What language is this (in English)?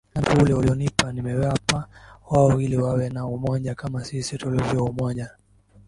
Swahili